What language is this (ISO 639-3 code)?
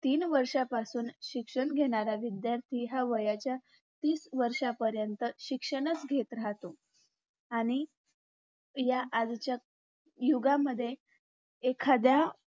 mar